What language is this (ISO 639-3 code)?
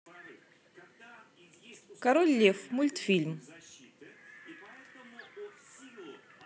rus